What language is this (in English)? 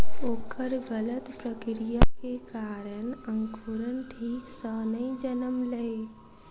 Maithili